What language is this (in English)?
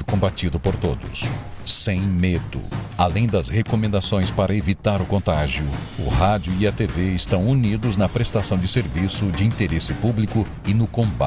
Portuguese